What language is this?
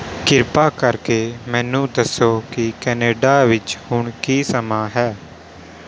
Punjabi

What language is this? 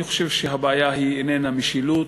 Hebrew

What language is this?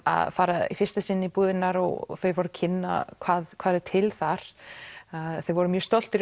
Icelandic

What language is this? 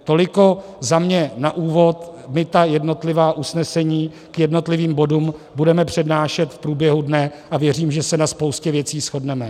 Czech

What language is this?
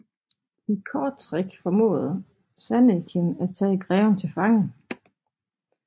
Danish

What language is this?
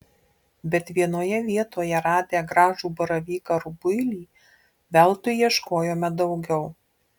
Lithuanian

